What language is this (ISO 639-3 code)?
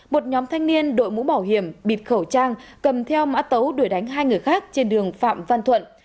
vie